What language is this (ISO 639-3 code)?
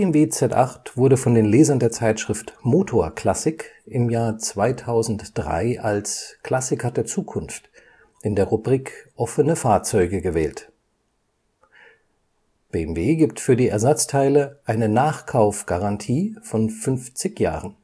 deu